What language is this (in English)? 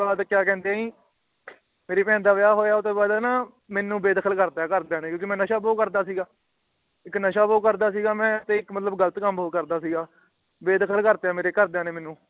Punjabi